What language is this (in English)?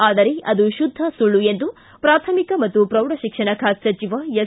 Kannada